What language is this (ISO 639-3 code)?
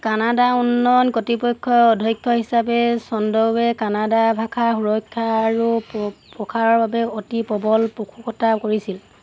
asm